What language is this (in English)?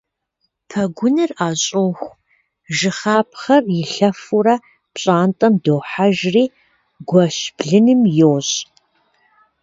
Kabardian